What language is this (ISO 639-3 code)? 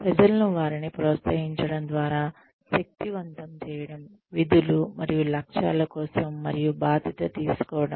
tel